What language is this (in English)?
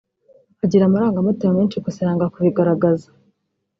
Kinyarwanda